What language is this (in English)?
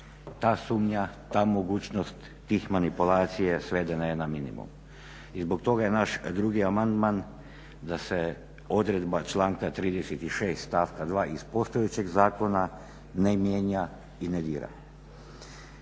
Croatian